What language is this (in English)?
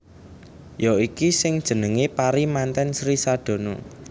Javanese